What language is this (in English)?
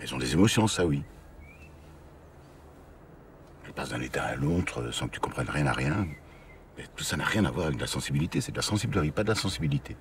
French